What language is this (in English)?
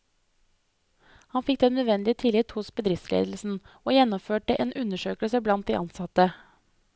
Norwegian